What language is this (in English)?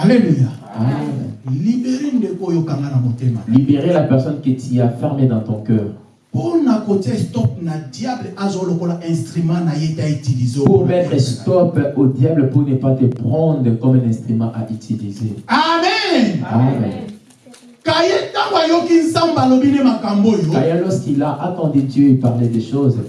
French